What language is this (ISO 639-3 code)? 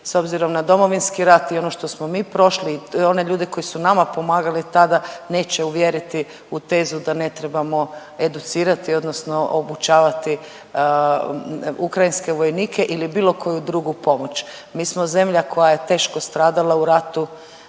hrv